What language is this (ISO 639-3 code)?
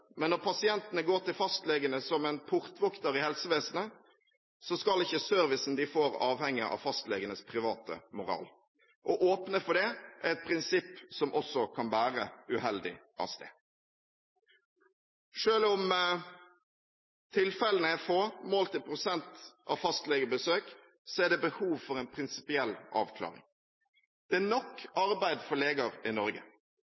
nob